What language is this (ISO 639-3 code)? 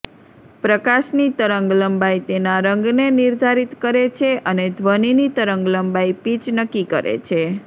guj